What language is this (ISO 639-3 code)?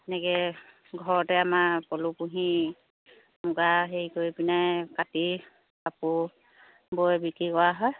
asm